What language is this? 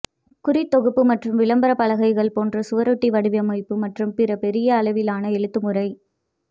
Tamil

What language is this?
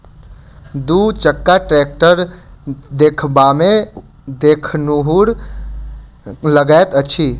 Maithili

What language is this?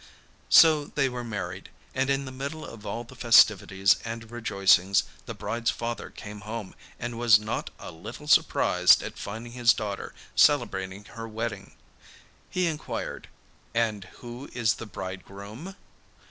English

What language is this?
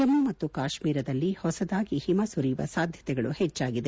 Kannada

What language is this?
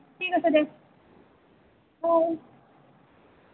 Assamese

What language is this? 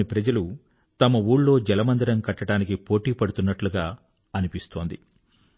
Telugu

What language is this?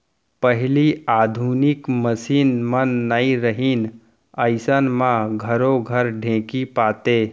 Chhattisgarhi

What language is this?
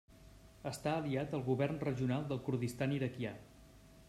Catalan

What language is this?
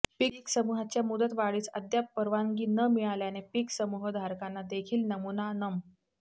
Marathi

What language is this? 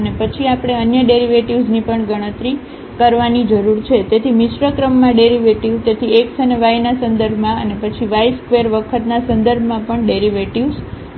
Gujarati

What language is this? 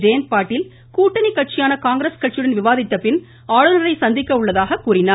Tamil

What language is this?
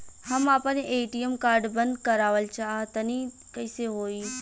Bhojpuri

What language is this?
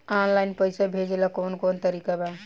Bhojpuri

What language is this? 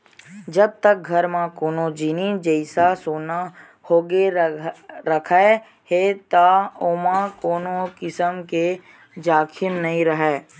Chhattisgarhi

